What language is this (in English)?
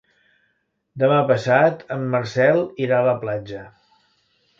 Catalan